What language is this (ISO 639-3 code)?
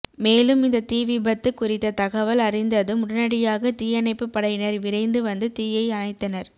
tam